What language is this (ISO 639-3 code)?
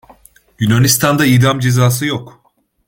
tur